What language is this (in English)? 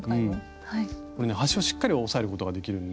Japanese